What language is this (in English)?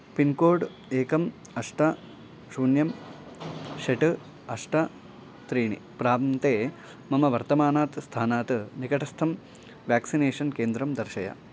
Sanskrit